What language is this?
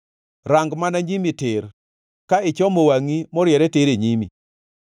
Luo (Kenya and Tanzania)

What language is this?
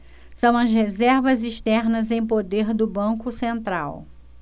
Portuguese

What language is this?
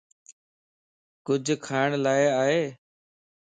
Lasi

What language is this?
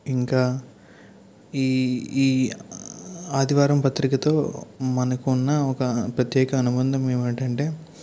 Telugu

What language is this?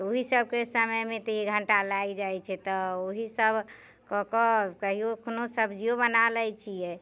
Maithili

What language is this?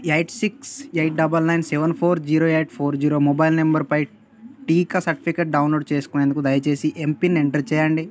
Telugu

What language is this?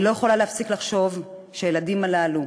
Hebrew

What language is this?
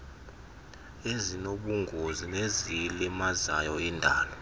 Xhosa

